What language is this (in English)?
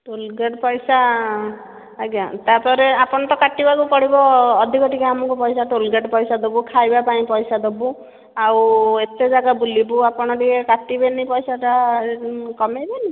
Odia